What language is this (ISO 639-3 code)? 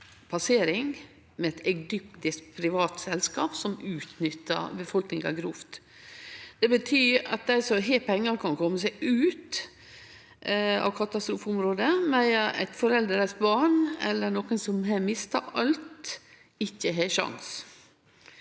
nor